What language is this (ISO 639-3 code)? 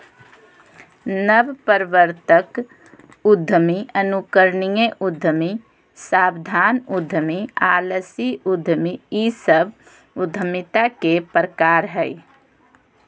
mag